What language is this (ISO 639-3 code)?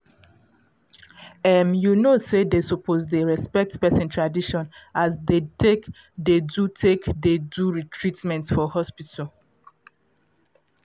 pcm